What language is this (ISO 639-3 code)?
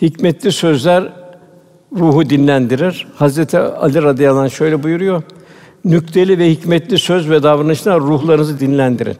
tur